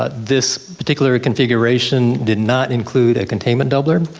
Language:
English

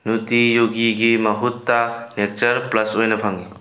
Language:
Manipuri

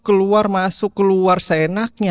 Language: Indonesian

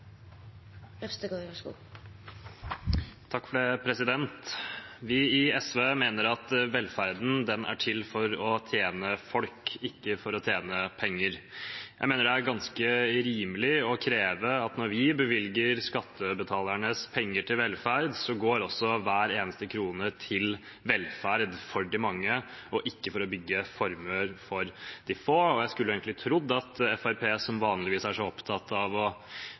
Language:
Norwegian Bokmål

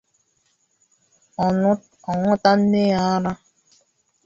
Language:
Igbo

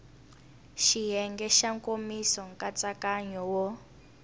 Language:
Tsonga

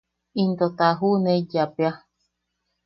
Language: Yaqui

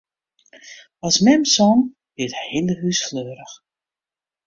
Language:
Western Frisian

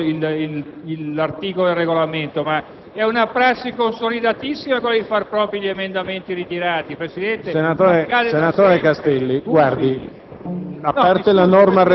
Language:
Italian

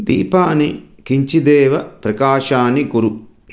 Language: Sanskrit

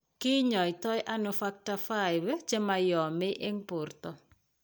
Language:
Kalenjin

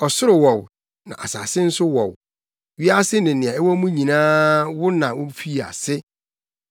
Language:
Akan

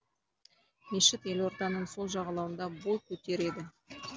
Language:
Kazakh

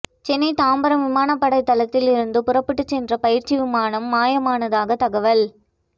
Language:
Tamil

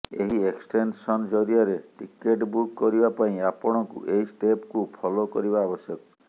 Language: Odia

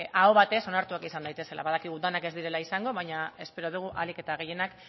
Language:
Basque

